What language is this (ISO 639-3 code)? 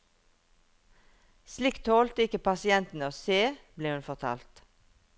nor